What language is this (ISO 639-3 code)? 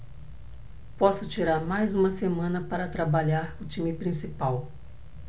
por